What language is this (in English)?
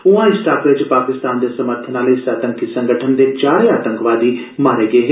Dogri